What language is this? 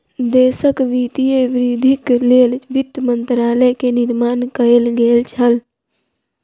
Maithili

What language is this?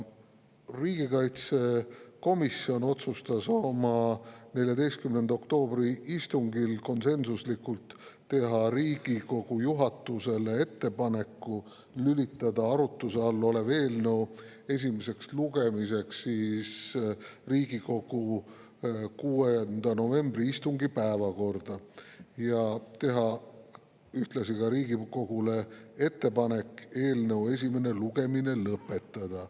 Estonian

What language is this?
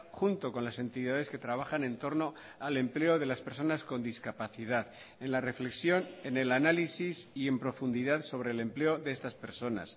Spanish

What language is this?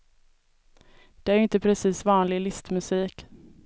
Swedish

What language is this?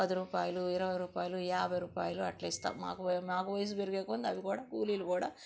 Telugu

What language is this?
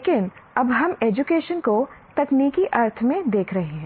Hindi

